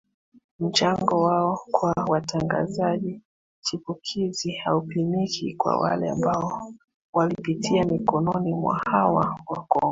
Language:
Swahili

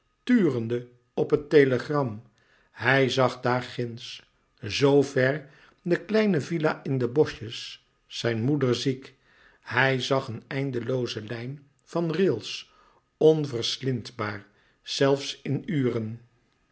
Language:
Dutch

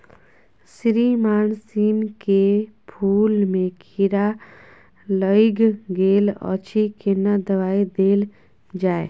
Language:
Maithili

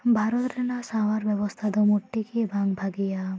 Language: Santali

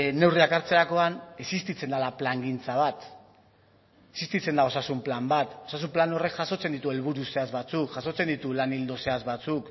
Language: Basque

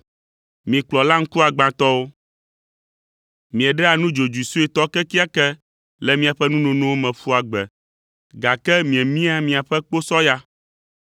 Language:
Ewe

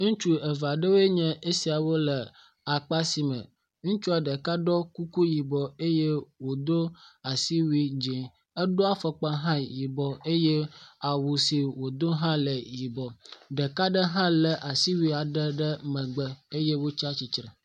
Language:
Ewe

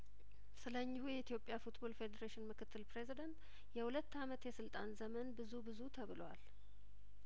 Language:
Amharic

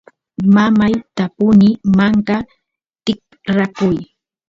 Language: Santiago del Estero Quichua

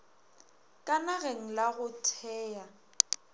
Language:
Northern Sotho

